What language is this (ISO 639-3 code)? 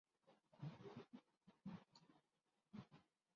urd